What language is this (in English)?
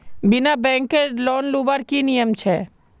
Magahi